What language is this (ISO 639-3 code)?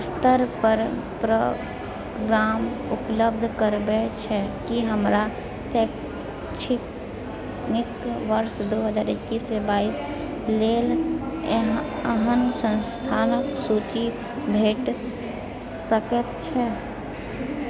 mai